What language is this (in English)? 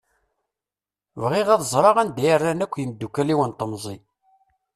Kabyle